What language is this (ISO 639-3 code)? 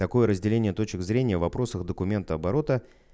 rus